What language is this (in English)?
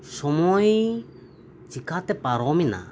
Santali